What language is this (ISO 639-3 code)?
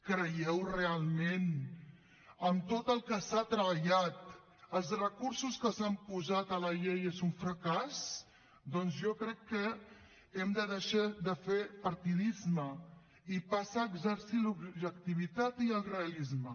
cat